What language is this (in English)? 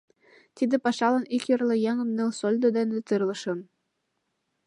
Mari